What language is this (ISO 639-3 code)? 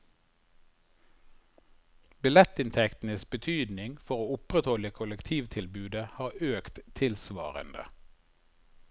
nor